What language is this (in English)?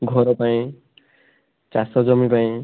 Odia